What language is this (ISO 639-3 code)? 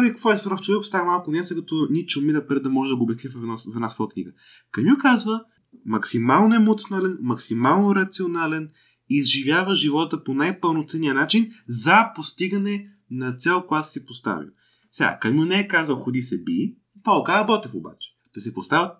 bul